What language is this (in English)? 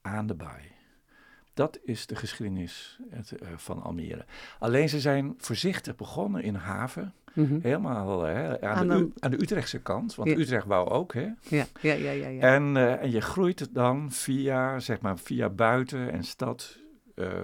Dutch